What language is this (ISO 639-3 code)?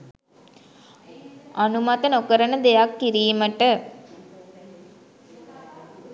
sin